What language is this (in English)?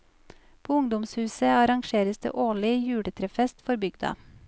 Norwegian